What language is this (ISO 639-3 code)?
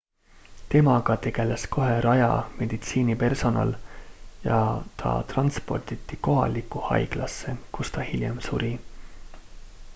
est